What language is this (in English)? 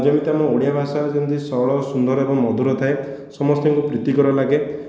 Odia